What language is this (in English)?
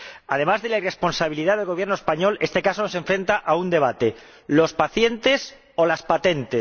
Spanish